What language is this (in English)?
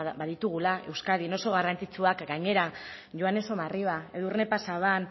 Basque